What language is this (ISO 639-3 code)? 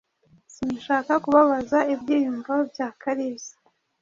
kin